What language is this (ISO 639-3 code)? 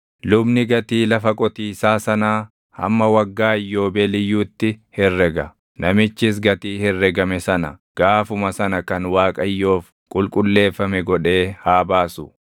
orm